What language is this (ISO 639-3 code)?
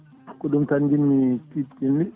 ful